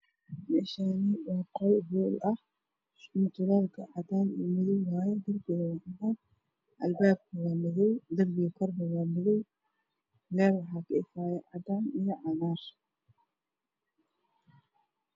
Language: Somali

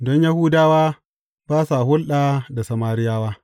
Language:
Hausa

